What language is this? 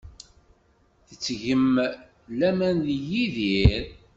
Kabyle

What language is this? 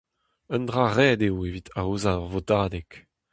Breton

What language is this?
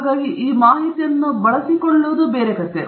Kannada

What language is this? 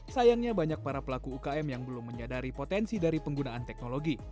Indonesian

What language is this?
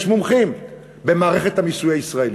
Hebrew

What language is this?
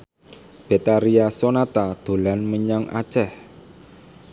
Javanese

